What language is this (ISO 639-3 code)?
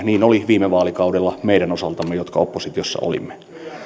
fin